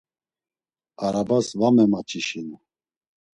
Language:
Laz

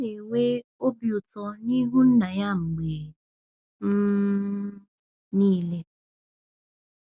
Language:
Igbo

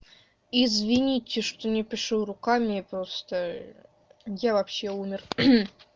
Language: Russian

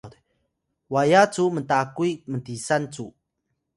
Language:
Atayal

